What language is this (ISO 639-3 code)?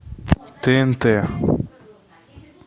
rus